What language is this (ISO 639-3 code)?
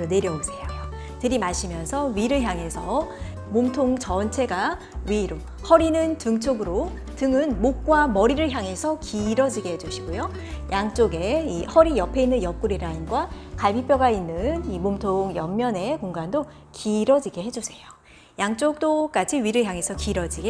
kor